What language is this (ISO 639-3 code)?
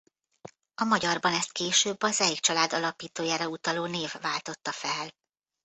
hun